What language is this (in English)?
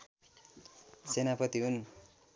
Nepali